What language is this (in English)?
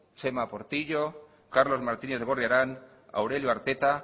Basque